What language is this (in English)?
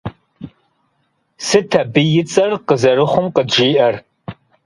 Kabardian